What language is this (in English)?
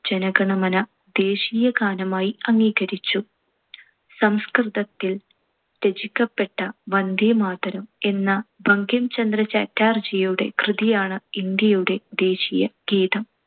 Malayalam